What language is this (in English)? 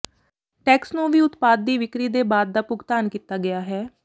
Punjabi